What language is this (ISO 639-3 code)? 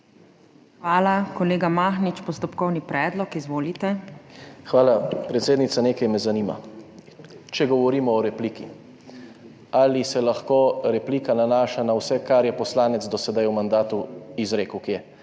slv